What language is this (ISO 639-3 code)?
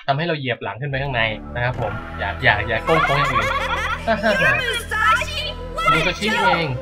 tha